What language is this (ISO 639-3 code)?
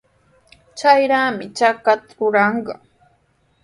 qws